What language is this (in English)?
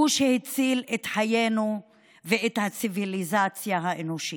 Hebrew